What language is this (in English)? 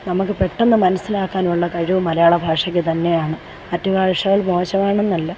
Malayalam